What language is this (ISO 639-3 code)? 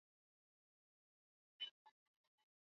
swa